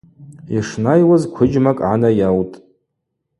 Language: Abaza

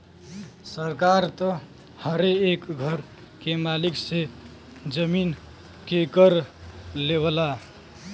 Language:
Bhojpuri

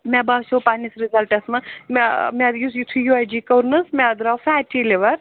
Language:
Kashmiri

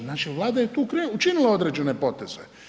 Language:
Croatian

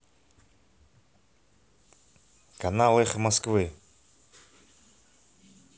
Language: Russian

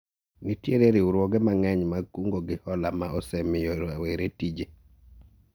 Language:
Luo (Kenya and Tanzania)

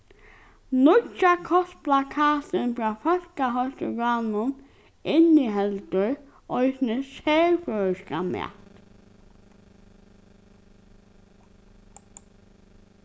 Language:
Faroese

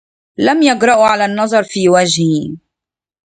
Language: Arabic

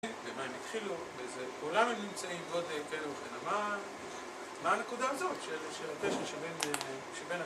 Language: Hebrew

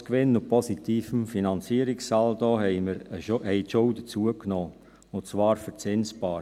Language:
Swiss German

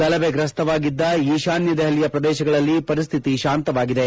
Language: Kannada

